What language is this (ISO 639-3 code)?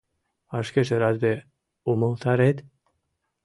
chm